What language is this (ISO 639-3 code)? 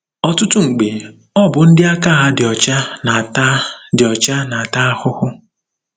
ibo